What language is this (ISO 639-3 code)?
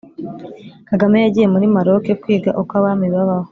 kin